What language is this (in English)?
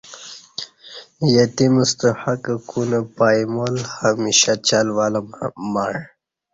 Kati